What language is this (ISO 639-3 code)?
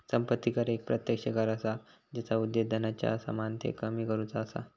mar